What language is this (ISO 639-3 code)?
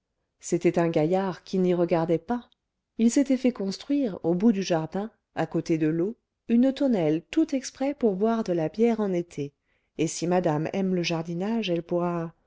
fra